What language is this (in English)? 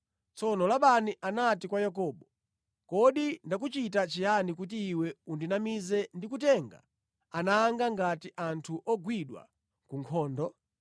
Nyanja